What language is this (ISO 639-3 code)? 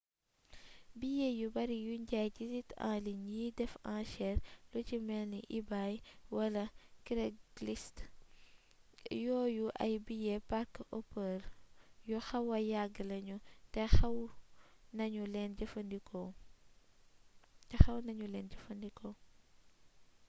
wol